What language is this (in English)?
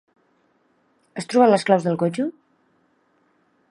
Catalan